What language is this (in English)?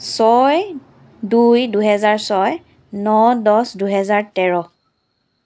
Assamese